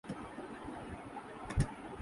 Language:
Urdu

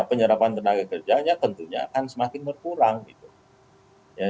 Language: Indonesian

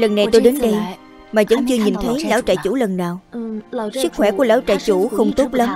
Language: Vietnamese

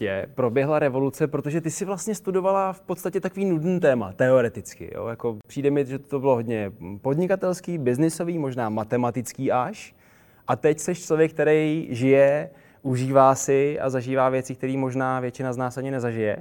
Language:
Czech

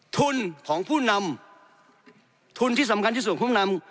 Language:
Thai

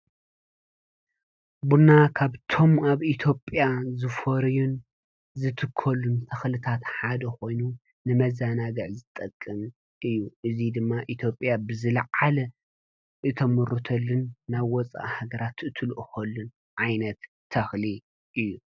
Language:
Tigrinya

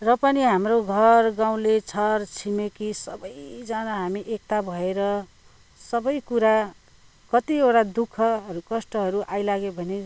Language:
Nepali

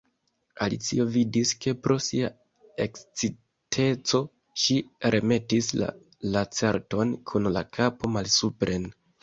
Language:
Esperanto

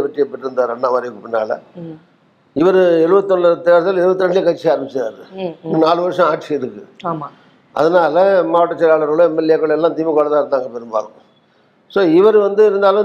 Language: Tamil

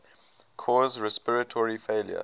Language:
English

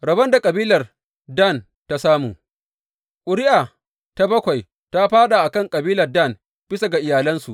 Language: Hausa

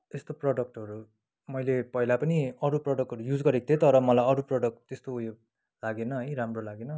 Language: Nepali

